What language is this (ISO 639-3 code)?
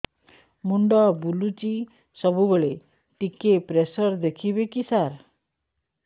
ori